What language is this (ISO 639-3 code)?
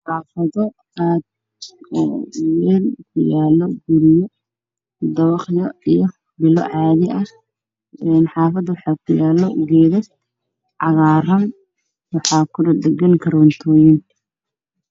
som